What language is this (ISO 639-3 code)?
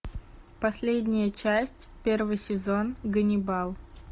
rus